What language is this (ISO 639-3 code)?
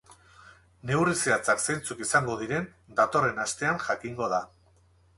eus